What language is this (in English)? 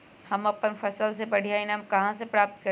Magahi